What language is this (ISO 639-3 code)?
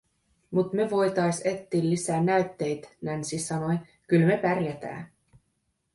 fin